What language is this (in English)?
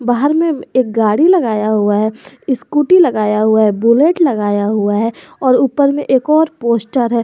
Hindi